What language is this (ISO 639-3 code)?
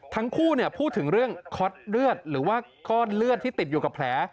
tha